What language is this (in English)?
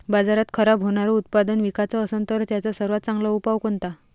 Marathi